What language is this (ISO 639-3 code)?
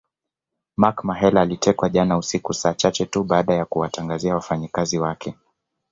swa